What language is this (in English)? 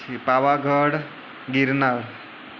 Gujarati